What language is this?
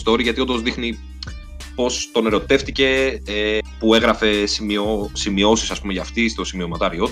Greek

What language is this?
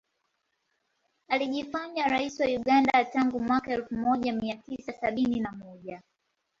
Swahili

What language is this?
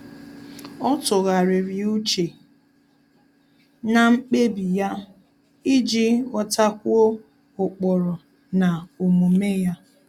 Igbo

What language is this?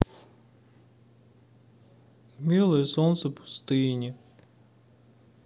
Russian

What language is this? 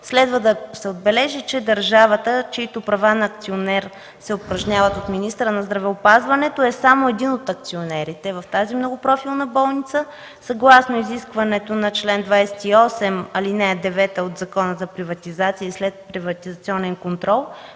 Bulgarian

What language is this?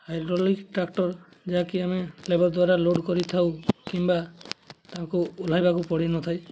Odia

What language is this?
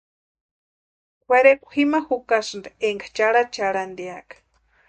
Western Highland Purepecha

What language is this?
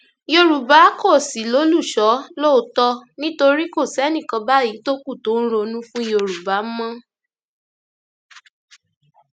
Yoruba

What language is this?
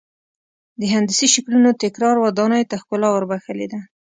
Pashto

